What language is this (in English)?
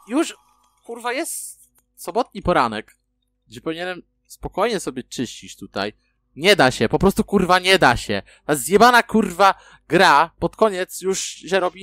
Polish